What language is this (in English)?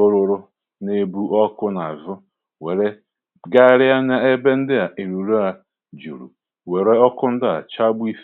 Igbo